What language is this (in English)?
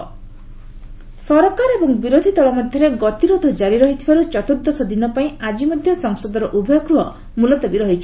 Odia